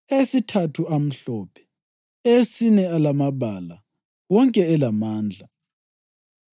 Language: North Ndebele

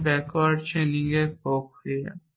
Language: Bangla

